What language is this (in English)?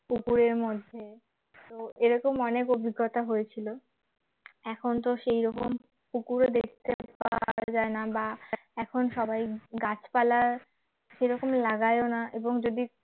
Bangla